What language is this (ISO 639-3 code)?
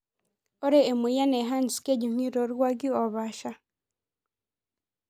mas